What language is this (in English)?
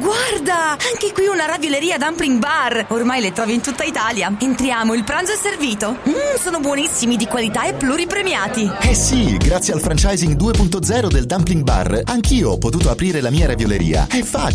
Italian